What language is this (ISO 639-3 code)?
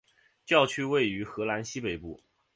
zho